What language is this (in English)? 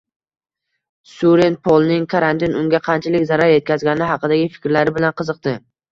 Uzbek